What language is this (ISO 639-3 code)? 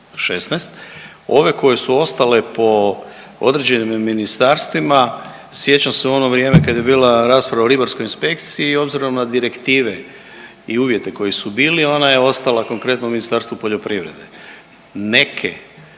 hrv